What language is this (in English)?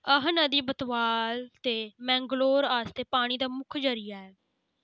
Dogri